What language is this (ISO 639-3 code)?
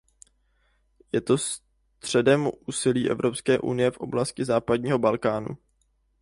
ces